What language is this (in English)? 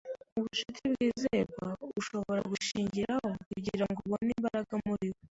Kinyarwanda